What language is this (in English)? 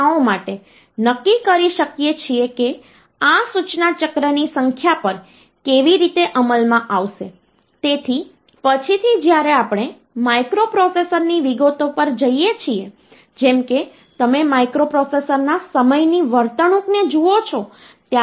Gujarati